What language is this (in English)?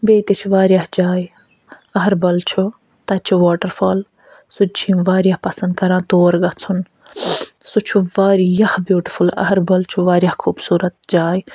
Kashmiri